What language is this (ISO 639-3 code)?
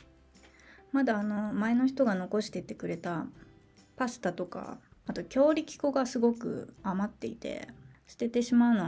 jpn